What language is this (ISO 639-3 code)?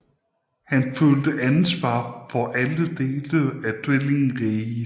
dan